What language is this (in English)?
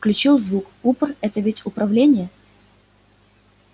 Russian